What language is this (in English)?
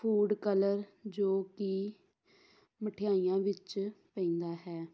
Punjabi